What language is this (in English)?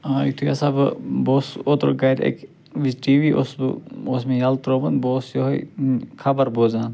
Kashmiri